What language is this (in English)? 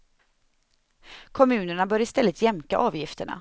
Swedish